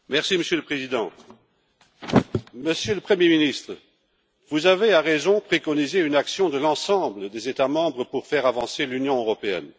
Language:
French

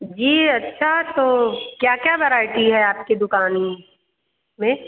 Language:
Hindi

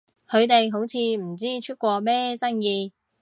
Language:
Cantonese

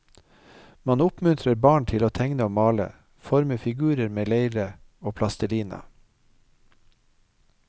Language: Norwegian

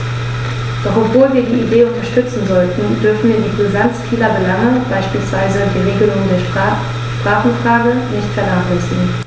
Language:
German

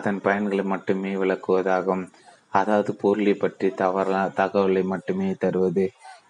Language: Tamil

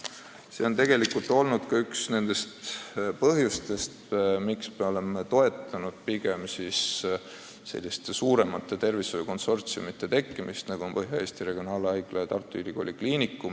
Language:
Estonian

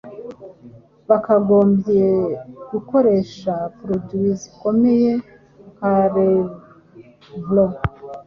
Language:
Kinyarwanda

